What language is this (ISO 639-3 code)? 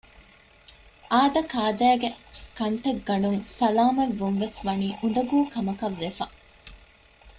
div